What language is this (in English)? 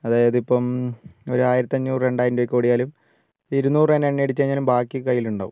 Malayalam